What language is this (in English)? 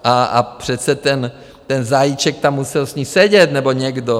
Czech